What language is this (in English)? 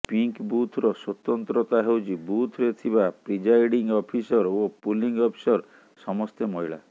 Odia